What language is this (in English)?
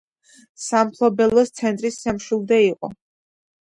Georgian